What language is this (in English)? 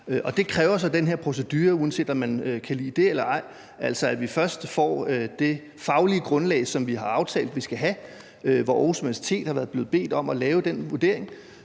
Danish